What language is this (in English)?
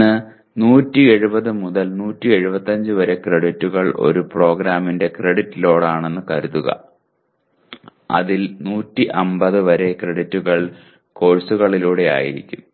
Malayalam